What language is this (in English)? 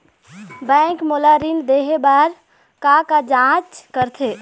Chhattisgarhi